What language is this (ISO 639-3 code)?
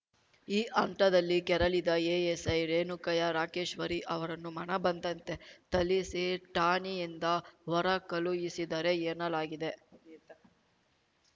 kan